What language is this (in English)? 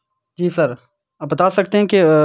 Urdu